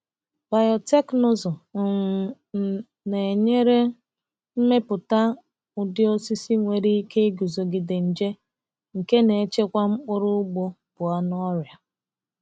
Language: Igbo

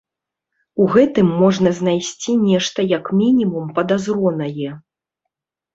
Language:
Belarusian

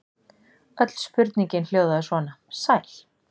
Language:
Icelandic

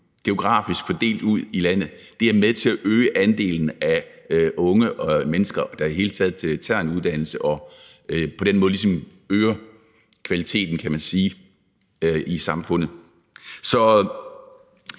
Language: Danish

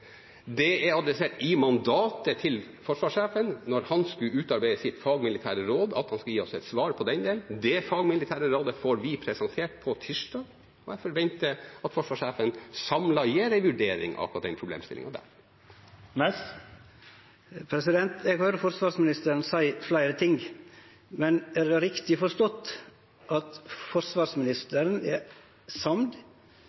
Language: Norwegian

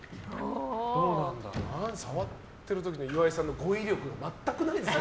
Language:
Japanese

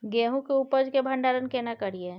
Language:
Maithili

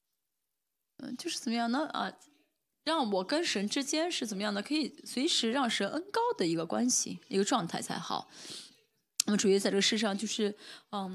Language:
Chinese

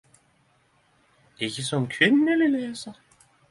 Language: Norwegian Nynorsk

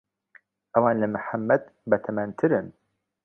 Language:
Central Kurdish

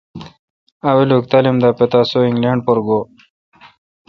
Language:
Kalkoti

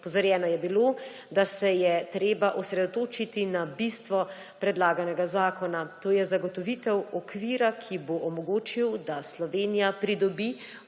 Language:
Slovenian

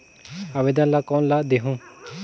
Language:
Chhattisgarhi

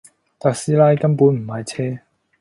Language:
Cantonese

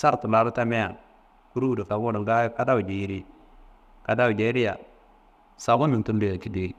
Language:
Kanembu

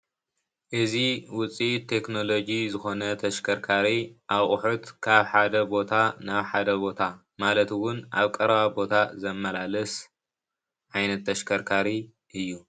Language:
Tigrinya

